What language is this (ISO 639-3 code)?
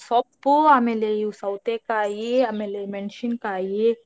kan